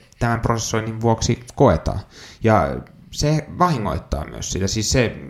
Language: Finnish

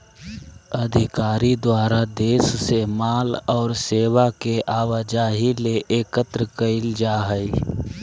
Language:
Magahi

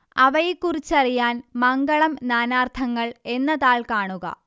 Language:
Malayalam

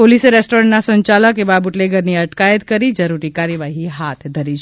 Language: Gujarati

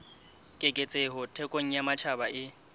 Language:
Southern Sotho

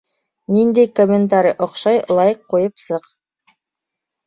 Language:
Bashkir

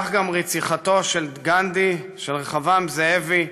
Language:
Hebrew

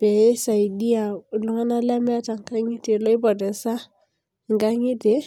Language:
Masai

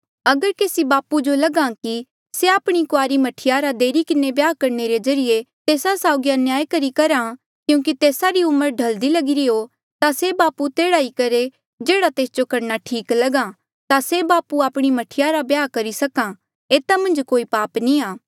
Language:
Mandeali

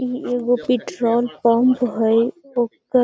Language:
Magahi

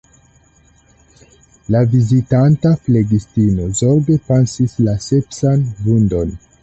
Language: Esperanto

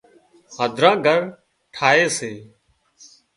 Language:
Wadiyara Koli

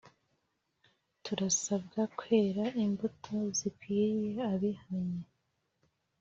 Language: Kinyarwanda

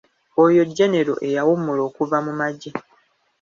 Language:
Ganda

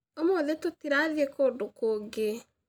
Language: Kikuyu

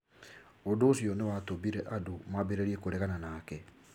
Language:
Kikuyu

